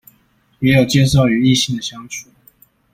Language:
Chinese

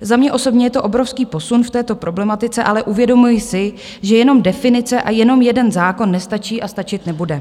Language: Czech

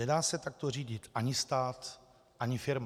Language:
Czech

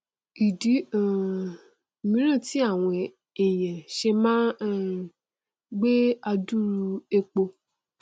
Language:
Yoruba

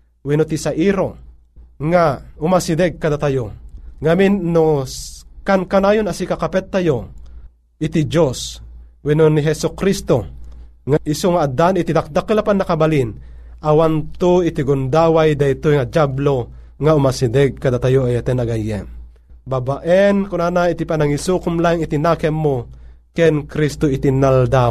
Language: Filipino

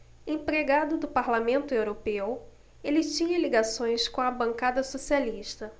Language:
Portuguese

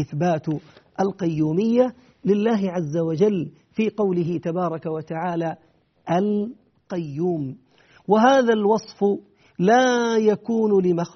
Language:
Arabic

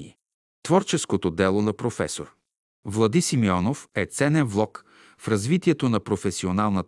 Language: Bulgarian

